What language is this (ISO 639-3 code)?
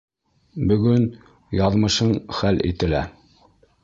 bak